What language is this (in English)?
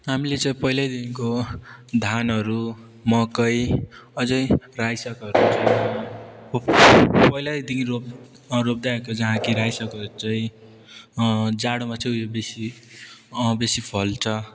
Nepali